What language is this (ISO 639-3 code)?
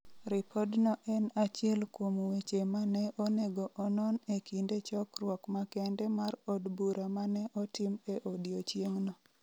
luo